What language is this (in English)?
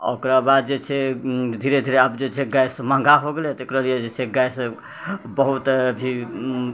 Maithili